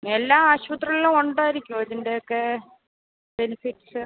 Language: Malayalam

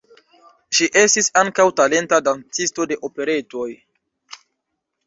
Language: Esperanto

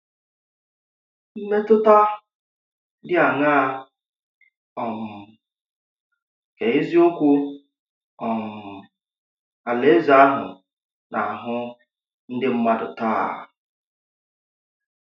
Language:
Igbo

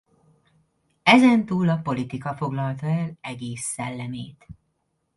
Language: Hungarian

